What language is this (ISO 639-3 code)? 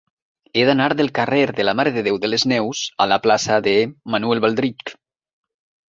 cat